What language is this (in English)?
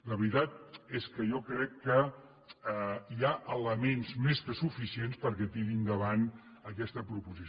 Catalan